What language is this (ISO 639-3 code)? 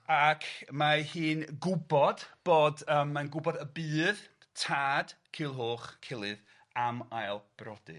cym